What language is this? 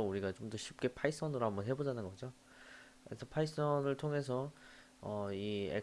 Korean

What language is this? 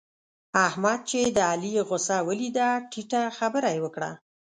Pashto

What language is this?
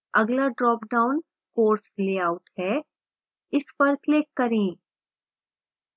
Hindi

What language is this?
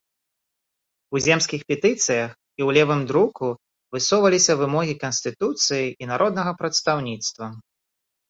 Belarusian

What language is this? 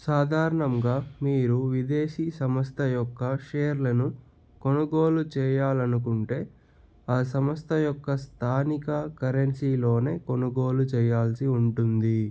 Telugu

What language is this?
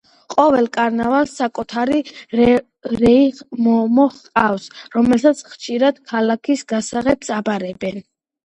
Georgian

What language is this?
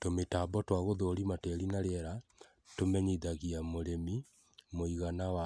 Kikuyu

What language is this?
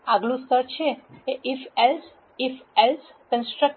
Gujarati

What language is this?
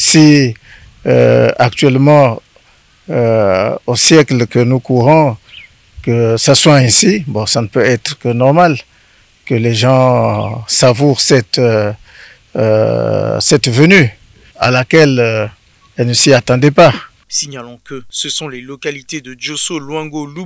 French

